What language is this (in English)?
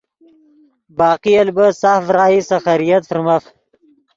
Yidgha